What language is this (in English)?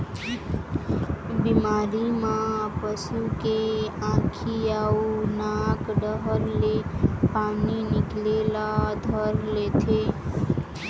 Chhattisgarhi